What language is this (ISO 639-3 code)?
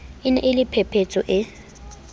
sot